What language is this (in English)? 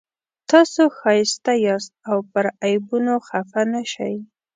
Pashto